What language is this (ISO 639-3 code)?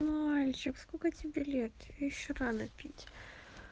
rus